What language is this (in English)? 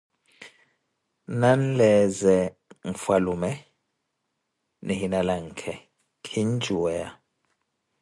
Koti